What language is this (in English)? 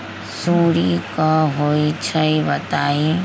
Magahi